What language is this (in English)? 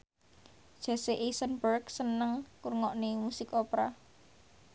Javanese